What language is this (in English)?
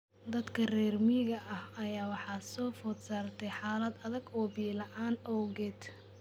Somali